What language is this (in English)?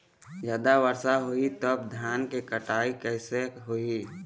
Chhattisgarhi